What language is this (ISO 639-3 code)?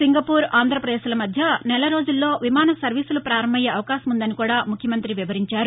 tel